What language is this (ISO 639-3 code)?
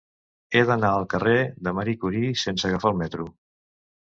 cat